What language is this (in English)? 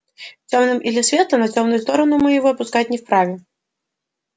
Russian